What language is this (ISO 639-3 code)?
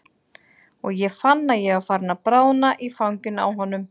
isl